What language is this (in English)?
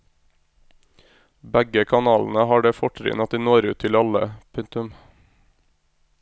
Norwegian